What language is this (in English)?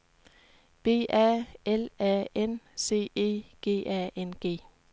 Danish